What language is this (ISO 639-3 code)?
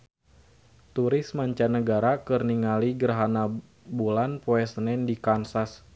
sun